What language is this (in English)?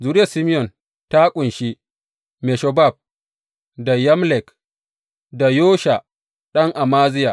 Hausa